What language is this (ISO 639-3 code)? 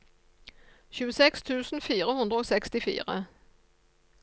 nor